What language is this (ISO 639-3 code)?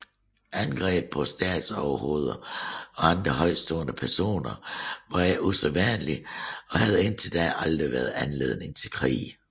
dan